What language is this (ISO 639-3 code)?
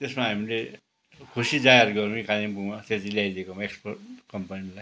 nep